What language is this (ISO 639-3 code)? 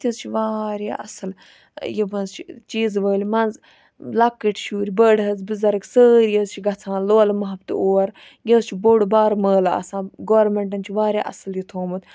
kas